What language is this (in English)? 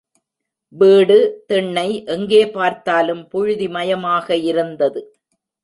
Tamil